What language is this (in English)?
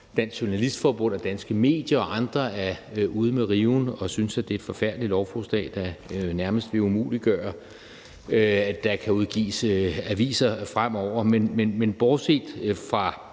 Danish